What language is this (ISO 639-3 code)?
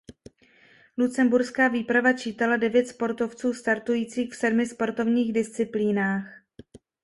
ces